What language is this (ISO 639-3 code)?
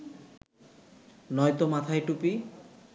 ben